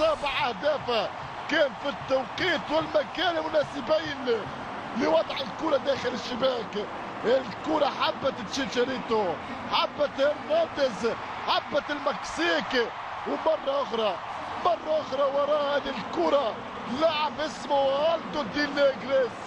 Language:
Arabic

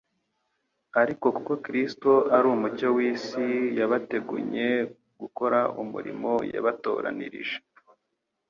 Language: Kinyarwanda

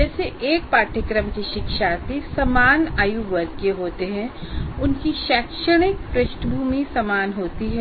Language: Hindi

